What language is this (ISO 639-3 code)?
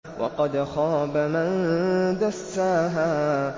ara